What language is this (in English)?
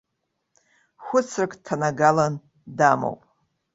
Abkhazian